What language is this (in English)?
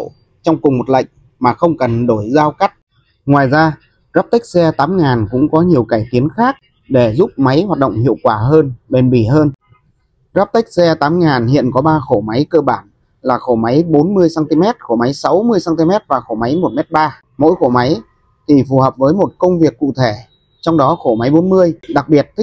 Vietnamese